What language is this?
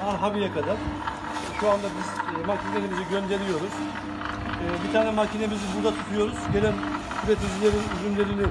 Turkish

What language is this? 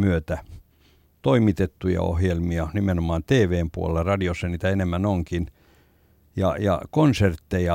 Finnish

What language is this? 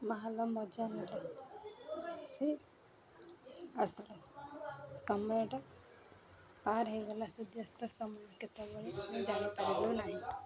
Odia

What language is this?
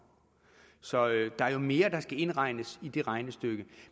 Danish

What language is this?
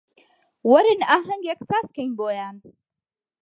Central Kurdish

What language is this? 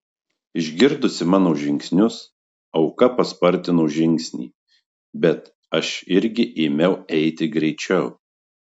Lithuanian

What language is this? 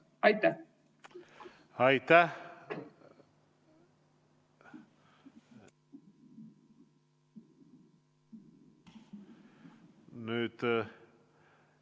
Estonian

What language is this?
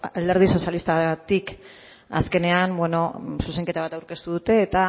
Basque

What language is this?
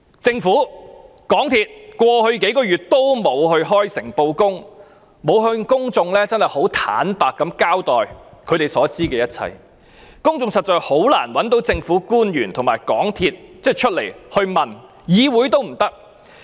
Cantonese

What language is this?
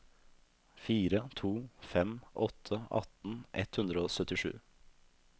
Norwegian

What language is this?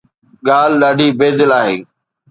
Sindhi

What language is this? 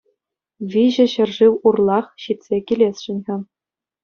Chuvash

